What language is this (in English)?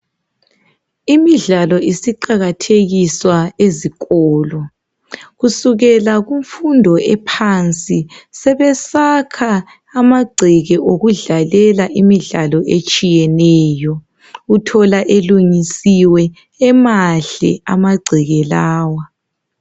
North Ndebele